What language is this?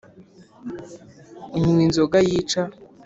Kinyarwanda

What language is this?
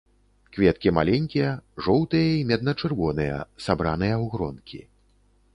Belarusian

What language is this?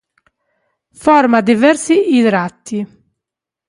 Italian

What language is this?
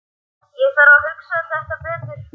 Icelandic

